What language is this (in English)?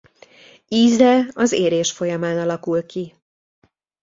Hungarian